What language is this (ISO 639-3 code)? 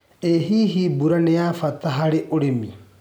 kik